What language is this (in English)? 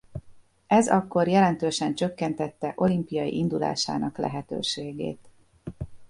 Hungarian